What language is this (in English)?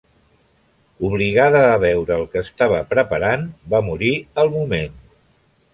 Catalan